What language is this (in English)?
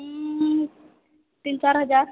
Maithili